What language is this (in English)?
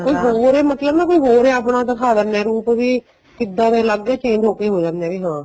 Punjabi